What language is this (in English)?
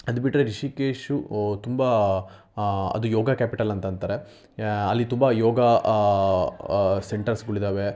Kannada